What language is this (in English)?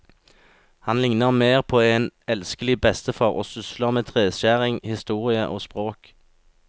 Norwegian